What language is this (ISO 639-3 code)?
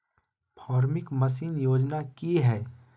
mag